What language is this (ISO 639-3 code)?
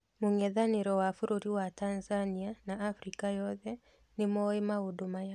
kik